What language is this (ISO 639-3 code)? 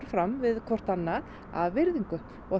isl